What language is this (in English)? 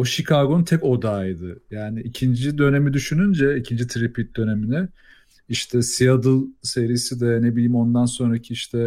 Turkish